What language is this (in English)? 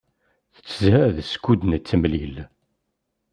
Kabyle